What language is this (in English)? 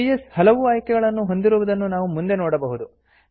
Kannada